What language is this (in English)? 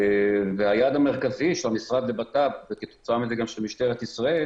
Hebrew